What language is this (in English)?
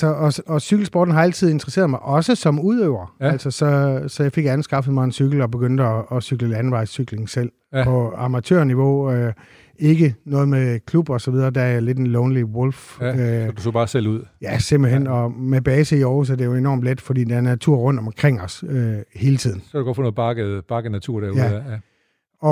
Danish